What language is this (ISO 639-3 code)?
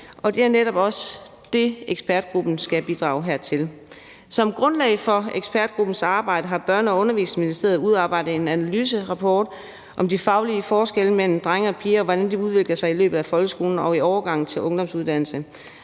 dan